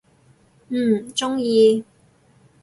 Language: Cantonese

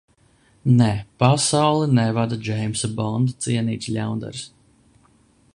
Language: Latvian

